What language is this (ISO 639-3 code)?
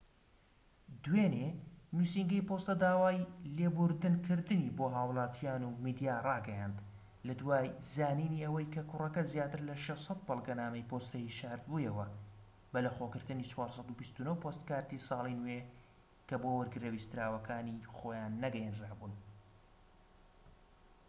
ckb